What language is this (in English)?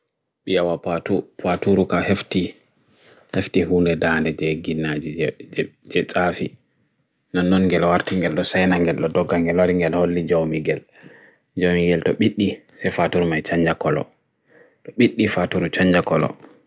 Bagirmi Fulfulde